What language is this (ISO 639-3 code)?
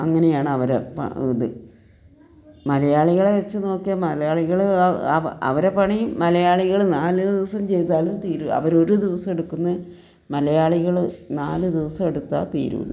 mal